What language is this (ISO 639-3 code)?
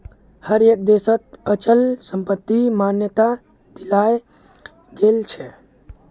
mag